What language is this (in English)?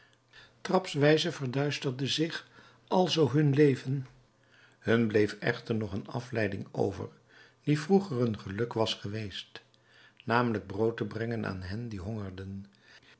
Dutch